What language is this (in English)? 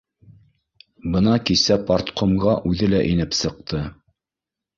Bashkir